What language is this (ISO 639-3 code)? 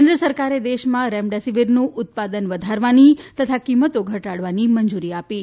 guj